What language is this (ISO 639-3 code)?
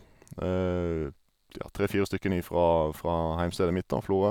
nor